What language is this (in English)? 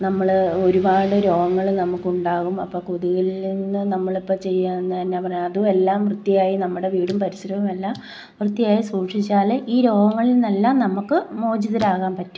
Malayalam